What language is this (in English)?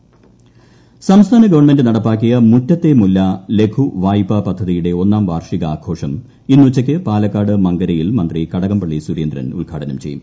Malayalam